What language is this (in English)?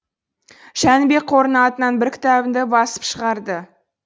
Kazakh